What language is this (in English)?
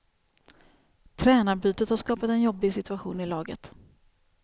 Swedish